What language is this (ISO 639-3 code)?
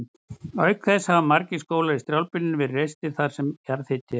isl